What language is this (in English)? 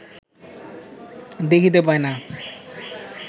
Bangla